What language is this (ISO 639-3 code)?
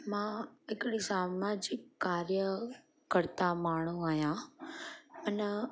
snd